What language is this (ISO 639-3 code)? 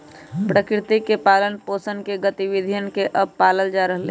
mag